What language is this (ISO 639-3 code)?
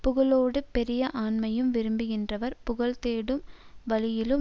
tam